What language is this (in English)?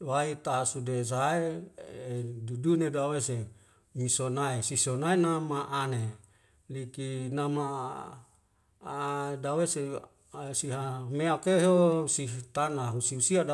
Wemale